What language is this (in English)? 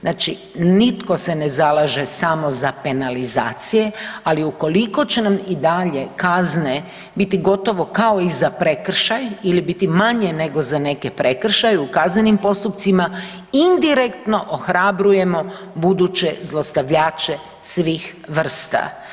Croatian